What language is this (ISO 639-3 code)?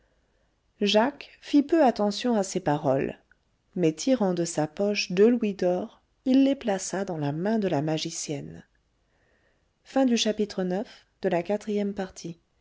fra